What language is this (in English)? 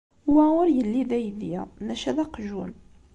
Kabyle